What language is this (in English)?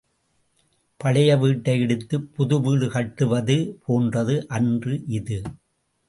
Tamil